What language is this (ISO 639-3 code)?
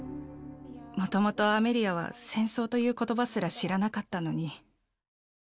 jpn